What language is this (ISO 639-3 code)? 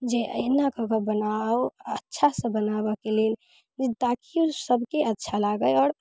mai